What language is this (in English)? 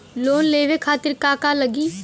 Bhojpuri